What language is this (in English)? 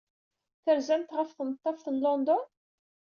Kabyle